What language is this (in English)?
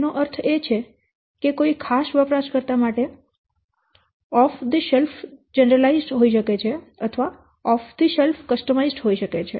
Gujarati